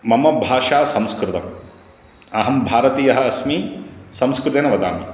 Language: Sanskrit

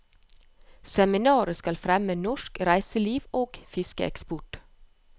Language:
Norwegian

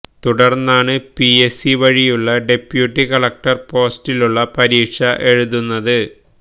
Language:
Malayalam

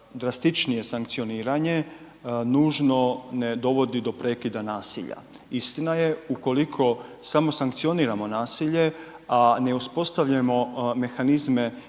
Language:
Croatian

